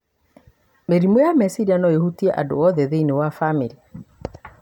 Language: Kikuyu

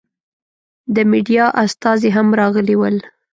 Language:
Pashto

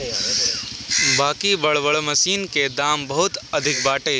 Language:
Bhojpuri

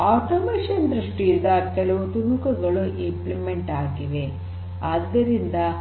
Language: Kannada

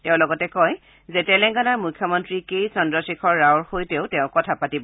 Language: Assamese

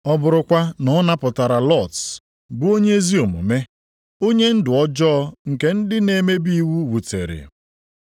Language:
Igbo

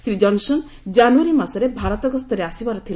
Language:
Odia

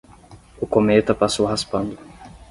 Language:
Portuguese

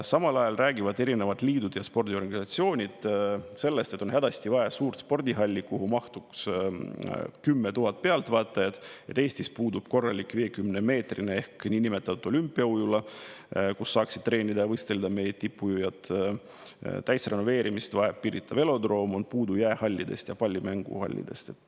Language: Estonian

